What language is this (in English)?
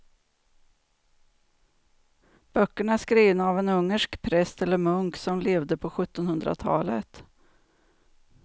Swedish